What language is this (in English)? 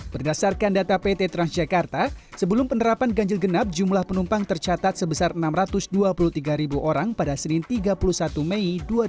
Indonesian